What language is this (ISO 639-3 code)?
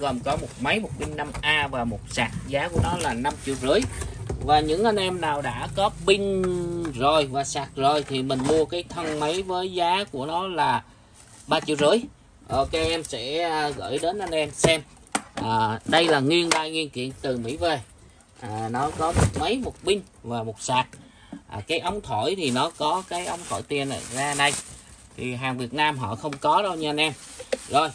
vie